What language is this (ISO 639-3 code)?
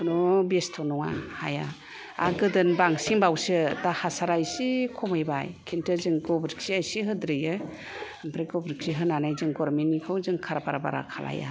brx